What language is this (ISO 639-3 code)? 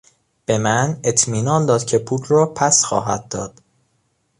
fas